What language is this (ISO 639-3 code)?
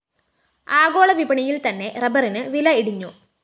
mal